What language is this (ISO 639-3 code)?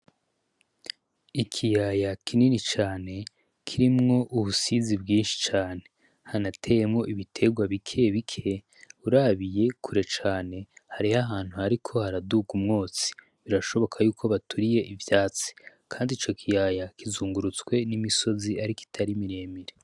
run